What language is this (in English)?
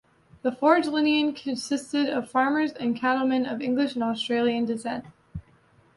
English